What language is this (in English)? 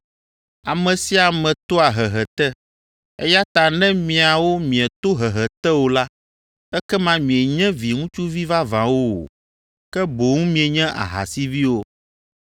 Ewe